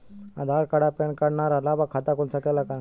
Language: Bhojpuri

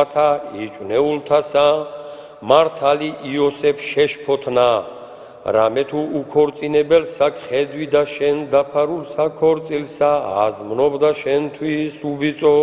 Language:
Romanian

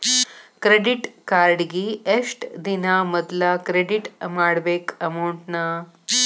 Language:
Kannada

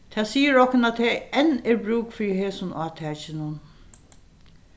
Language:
Faroese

